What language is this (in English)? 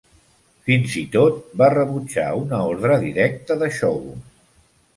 Catalan